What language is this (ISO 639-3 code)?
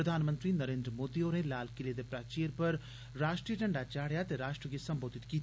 doi